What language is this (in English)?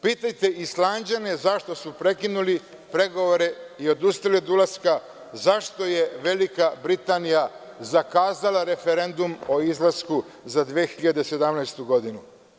Serbian